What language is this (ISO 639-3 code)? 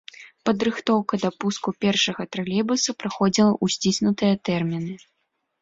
bel